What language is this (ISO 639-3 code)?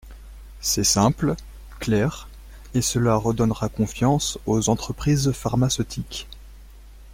fra